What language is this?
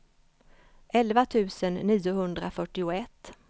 Swedish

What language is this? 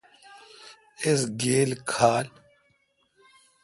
Kalkoti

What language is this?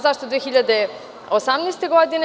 Serbian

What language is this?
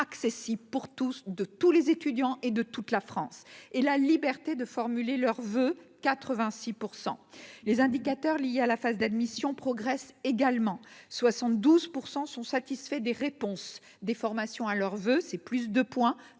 French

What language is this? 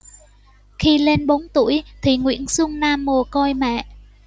Vietnamese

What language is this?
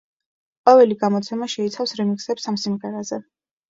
Georgian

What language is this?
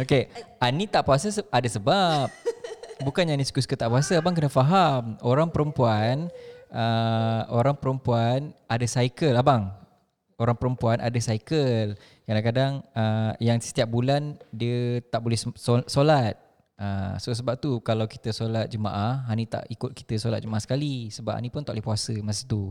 Malay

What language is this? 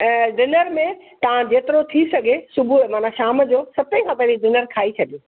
Sindhi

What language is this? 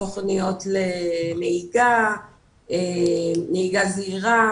Hebrew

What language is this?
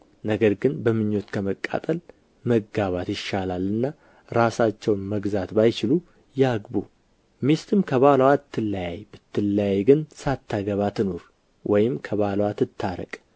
Amharic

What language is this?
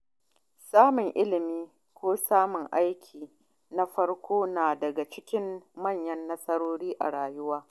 Hausa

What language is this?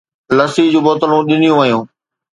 Sindhi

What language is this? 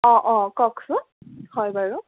Assamese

